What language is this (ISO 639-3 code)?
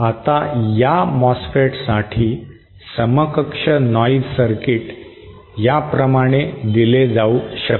mar